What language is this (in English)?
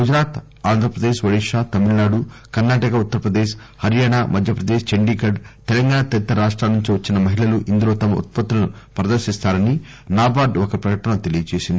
Telugu